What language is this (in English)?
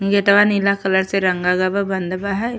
Bhojpuri